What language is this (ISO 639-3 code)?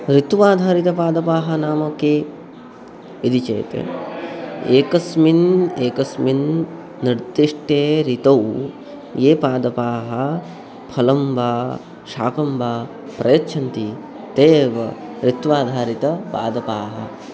san